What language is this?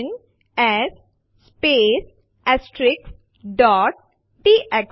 Gujarati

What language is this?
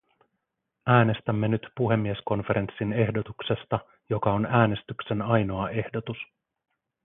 Finnish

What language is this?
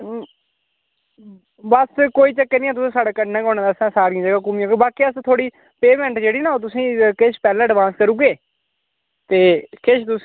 Dogri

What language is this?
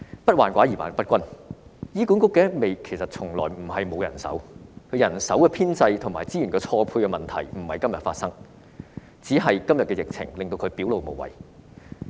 Cantonese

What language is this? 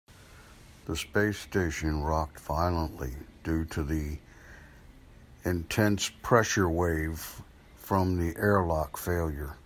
English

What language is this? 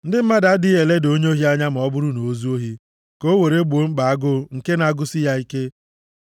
Igbo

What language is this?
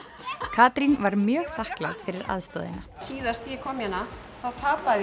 Icelandic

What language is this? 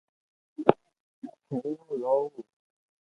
Loarki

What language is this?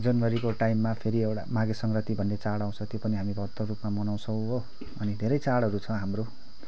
Nepali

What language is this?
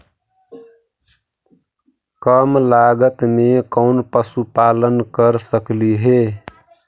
Magahi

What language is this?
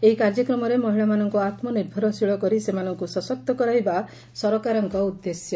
Odia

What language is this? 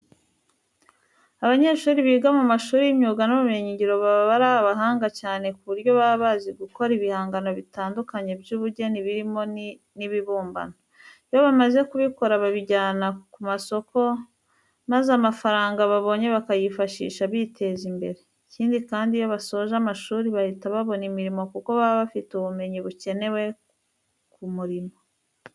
Kinyarwanda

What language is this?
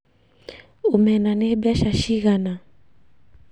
Kikuyu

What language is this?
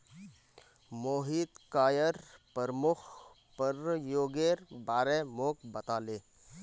Magahi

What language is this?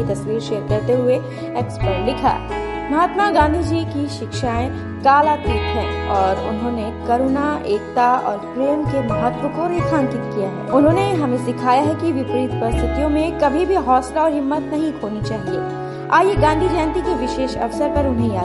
Hindi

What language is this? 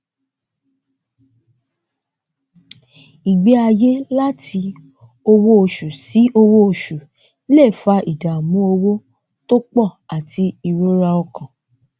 Yoruba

